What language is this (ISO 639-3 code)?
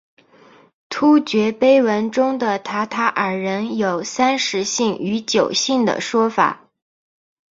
zho